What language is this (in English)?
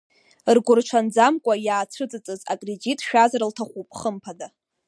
Abkhazian